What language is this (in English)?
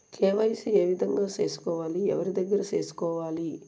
Telugu